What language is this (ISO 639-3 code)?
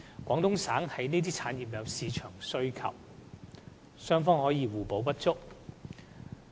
yue